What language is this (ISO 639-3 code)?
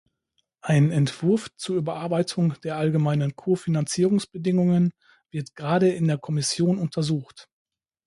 deu